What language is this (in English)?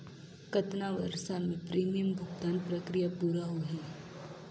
Chhattisgarhi